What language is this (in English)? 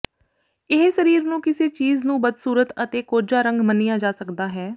Punjabi